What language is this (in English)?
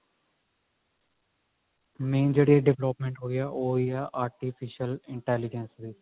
Punjabi